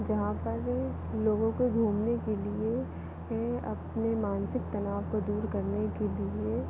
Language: Hindi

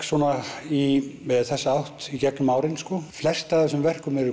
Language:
Icelandic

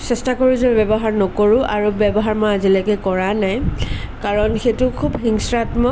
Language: Assamese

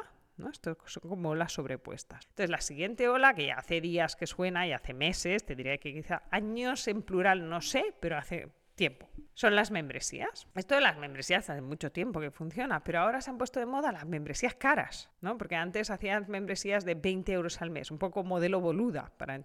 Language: Spanish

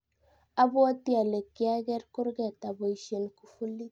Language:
Kalenjin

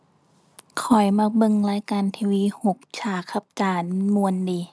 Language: Thai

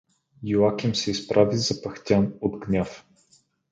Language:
Bulgarian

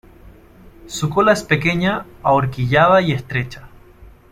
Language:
Spanish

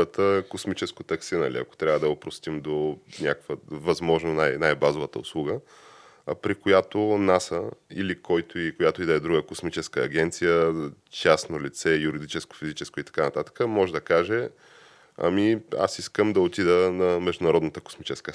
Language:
Bulgarian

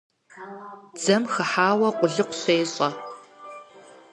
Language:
Kabardian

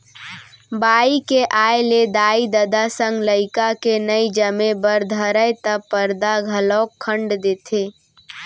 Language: Chhattisgarhi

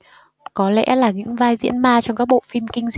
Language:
Vietnamese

